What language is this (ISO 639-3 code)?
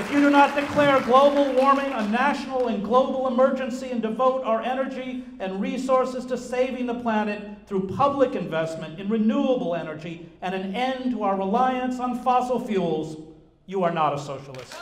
eng